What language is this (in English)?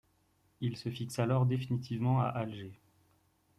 French